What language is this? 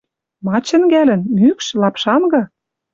Western Mari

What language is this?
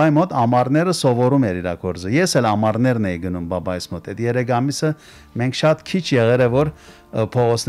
Turkish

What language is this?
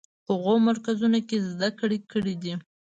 Pashto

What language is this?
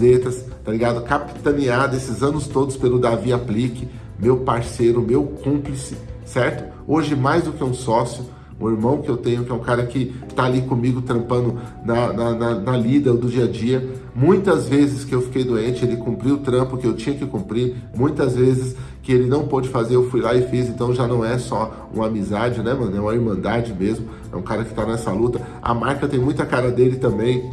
Portuguese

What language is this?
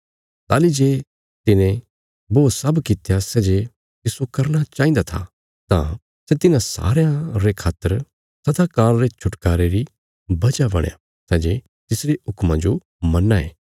Bilaspuri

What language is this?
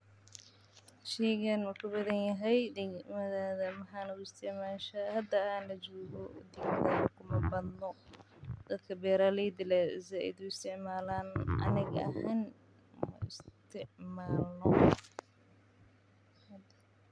Somali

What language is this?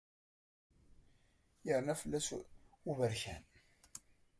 Kabyle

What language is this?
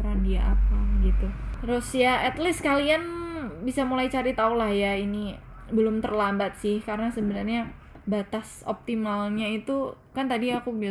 Indonesian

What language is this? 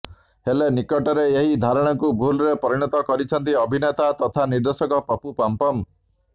Odia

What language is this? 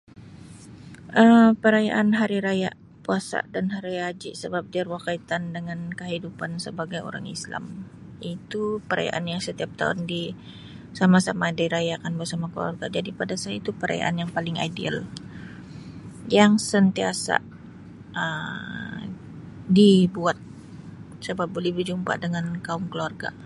Sabah Malay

